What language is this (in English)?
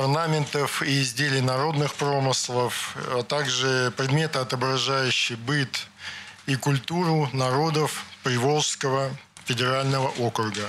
Russian